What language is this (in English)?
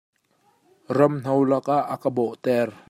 Hakha Chin